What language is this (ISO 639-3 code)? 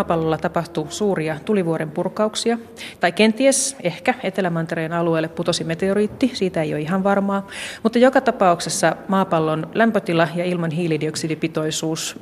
fin